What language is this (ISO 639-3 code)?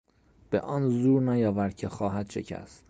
fas